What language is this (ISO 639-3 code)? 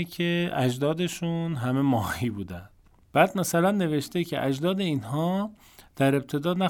fas